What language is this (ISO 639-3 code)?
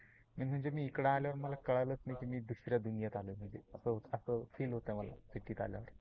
mar